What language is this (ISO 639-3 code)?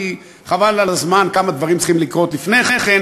heb